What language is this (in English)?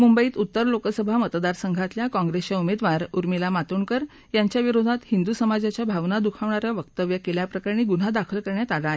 Marathi